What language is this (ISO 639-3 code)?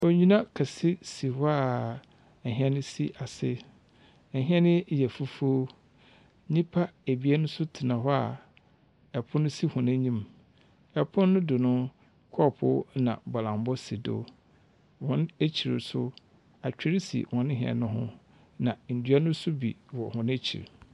aka